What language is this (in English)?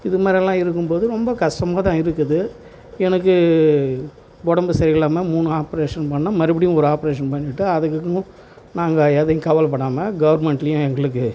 Tamil